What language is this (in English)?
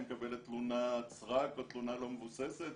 Hebrew